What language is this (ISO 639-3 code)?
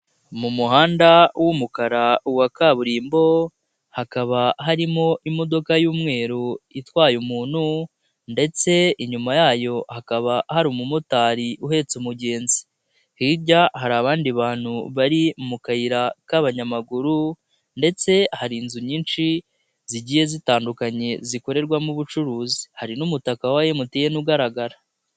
kin